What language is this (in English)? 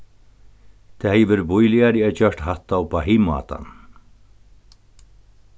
Faroese